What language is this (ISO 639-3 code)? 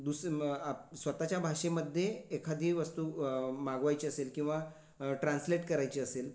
mar